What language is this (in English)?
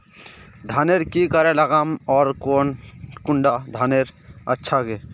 Magahi